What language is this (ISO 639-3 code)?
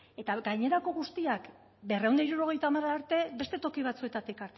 eus